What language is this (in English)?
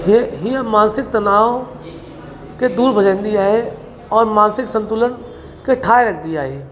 Sindhi